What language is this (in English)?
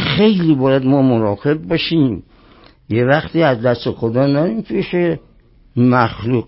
Persian